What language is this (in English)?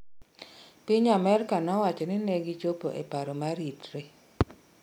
Luo (Kenya and Tanzania)